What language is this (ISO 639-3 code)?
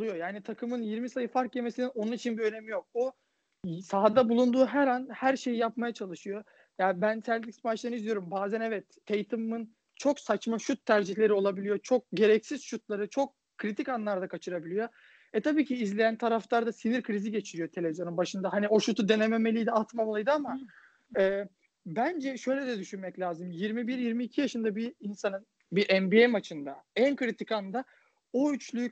tur